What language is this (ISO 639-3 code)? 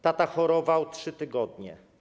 pol